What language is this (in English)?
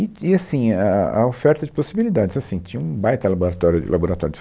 Portuguese